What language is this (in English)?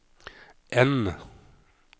Norwegian